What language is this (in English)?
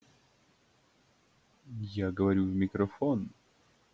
Russian